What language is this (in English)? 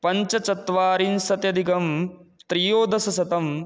Sanskrit